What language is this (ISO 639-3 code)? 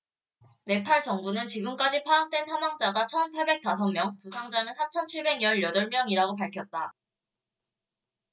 kor